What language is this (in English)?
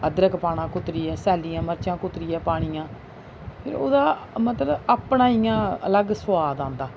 Dogri